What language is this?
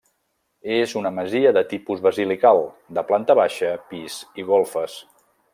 Catalan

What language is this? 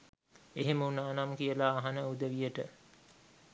Sinhala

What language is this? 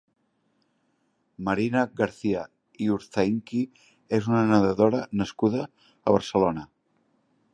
Catalan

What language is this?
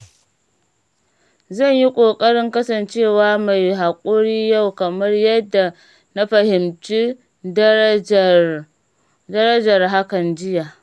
Hausa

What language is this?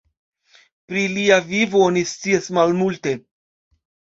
Esperanto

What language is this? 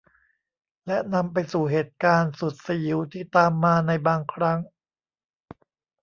Thai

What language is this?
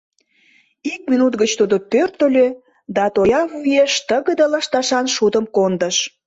Mari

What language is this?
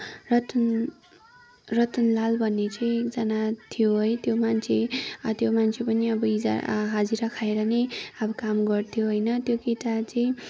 Nepali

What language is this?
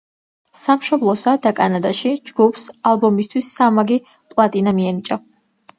Georgian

